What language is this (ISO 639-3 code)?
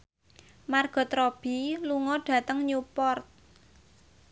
jav